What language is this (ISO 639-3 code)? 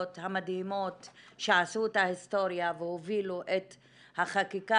heb